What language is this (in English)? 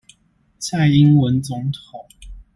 Chinese